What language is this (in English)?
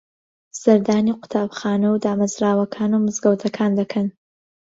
Central Kurdish